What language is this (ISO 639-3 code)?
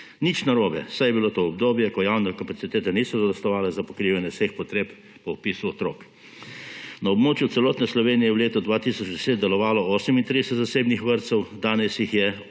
slv